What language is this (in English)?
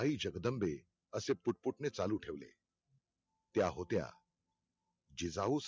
Marathi